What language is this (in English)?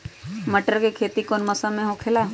Magahi